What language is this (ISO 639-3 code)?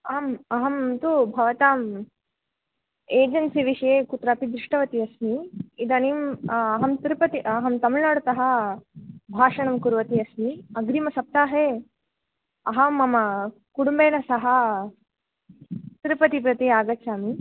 san